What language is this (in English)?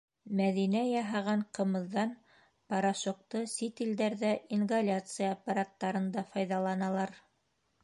Bashkir